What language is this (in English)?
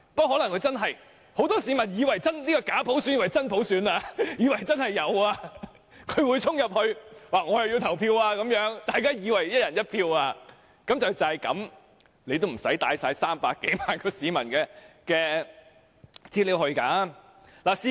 Cantonese